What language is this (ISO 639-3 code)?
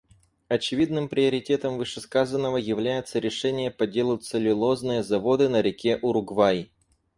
rus